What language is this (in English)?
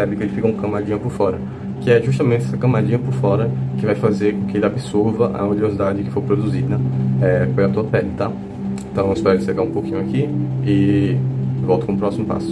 Portuguese